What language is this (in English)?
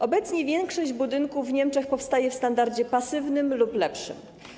Polish